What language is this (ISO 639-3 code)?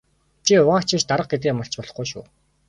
mon